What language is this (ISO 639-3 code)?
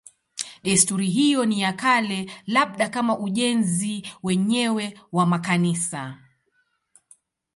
swa